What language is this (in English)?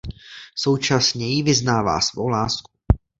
Czech